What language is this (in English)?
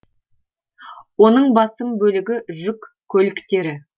Kazakh